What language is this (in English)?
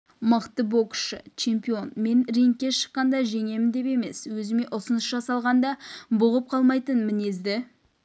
Kazakh